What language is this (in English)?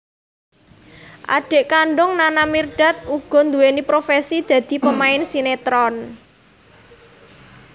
Javanese